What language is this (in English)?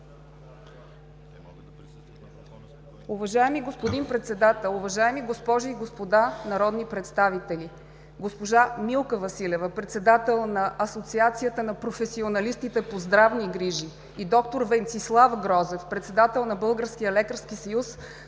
Bulgarian